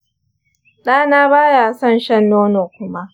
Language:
Hausa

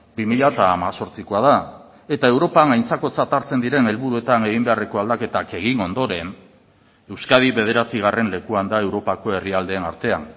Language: Basque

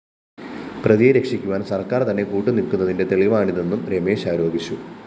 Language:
Malayalam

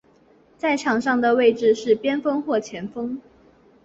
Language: Chinese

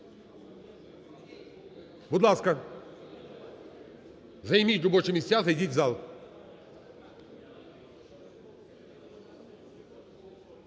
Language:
Ukrainian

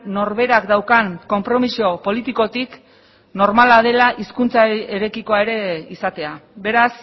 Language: Basque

